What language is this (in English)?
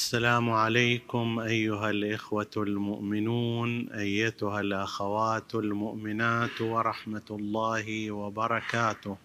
Arabic